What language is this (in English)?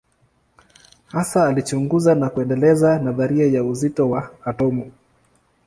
Swahili